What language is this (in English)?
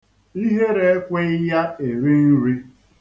Igbo